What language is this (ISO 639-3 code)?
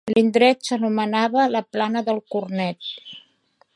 cat